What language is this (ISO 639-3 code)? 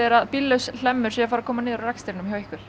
isl